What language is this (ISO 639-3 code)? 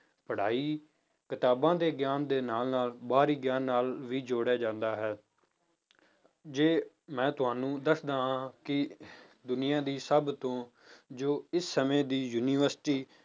pan